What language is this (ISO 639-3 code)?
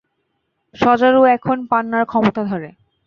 ben